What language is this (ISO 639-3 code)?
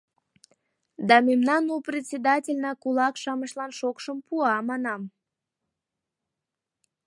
chm